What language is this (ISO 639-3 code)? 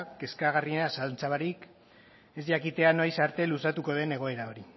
eus